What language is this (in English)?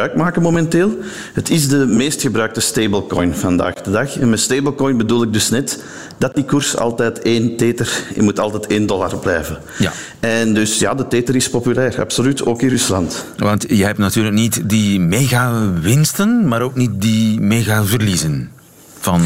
Dutch